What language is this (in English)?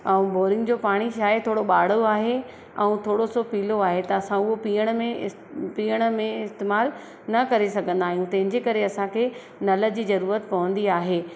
Sindhi